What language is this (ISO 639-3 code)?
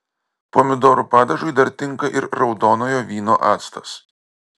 lit